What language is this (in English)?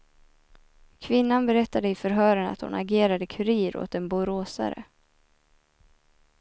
Swedish